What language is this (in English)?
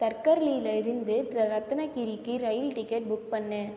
Tamil